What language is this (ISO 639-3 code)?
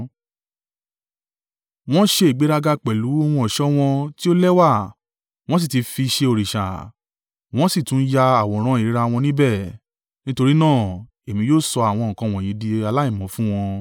yor